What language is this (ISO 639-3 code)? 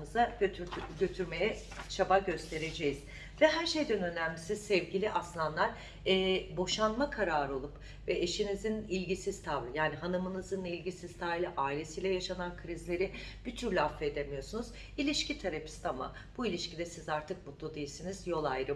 tur